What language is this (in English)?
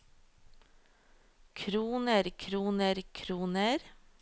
Norwegian